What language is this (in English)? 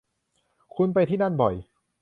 Thai